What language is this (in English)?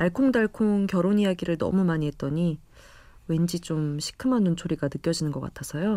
Korean